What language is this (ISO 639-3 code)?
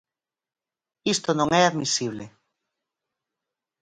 glg